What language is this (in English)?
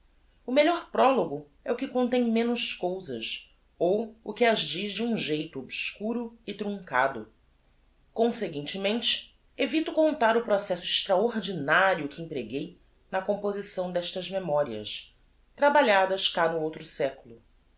Portuguese